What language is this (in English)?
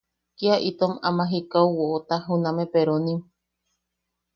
Yaqui